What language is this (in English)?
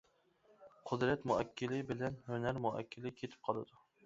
Uyghur